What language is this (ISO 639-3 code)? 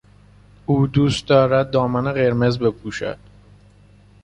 fas